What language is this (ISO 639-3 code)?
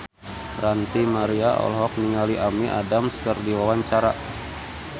sun